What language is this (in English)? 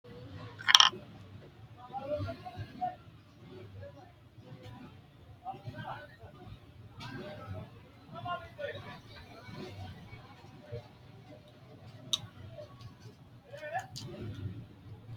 Sidamo